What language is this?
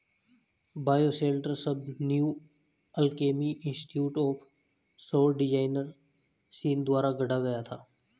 Hindi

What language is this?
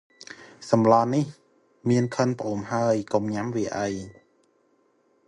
Khmer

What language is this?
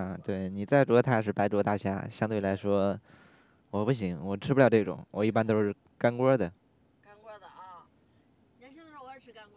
Chinese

